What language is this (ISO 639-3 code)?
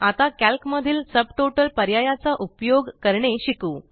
mar